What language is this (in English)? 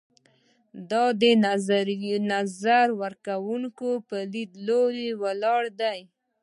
Pashto